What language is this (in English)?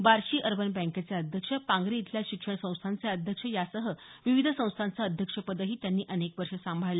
Marathi